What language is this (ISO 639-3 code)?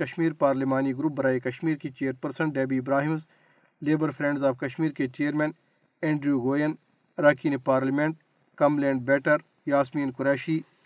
urd